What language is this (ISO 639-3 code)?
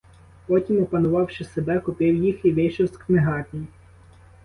ukr